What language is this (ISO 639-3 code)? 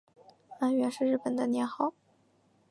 zho